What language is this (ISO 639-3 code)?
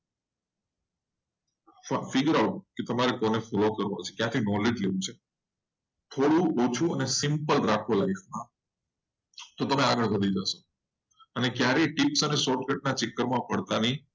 guj